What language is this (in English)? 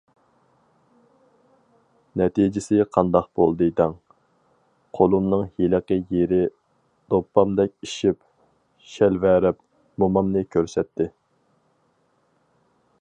Uyghur